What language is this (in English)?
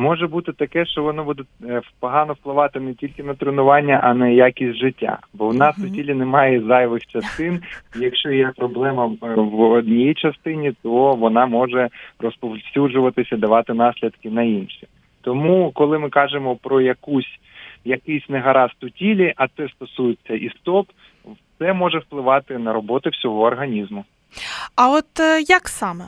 Ukrainian